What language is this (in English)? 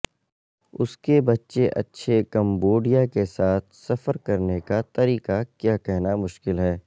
Urdu